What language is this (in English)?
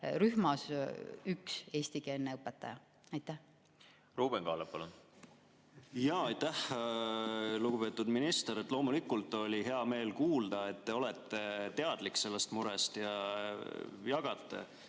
Estonian